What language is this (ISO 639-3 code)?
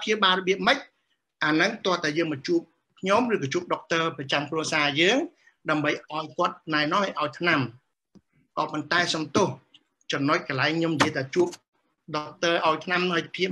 vie